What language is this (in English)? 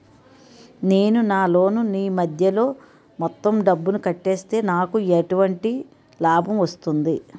Telugu